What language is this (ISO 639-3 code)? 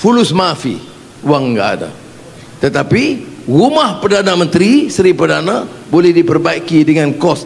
msa